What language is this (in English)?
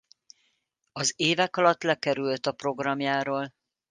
Hungarian